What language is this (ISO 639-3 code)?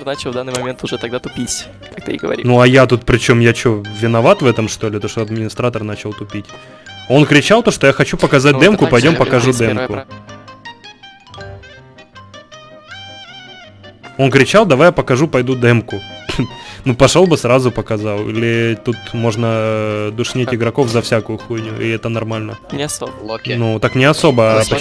rus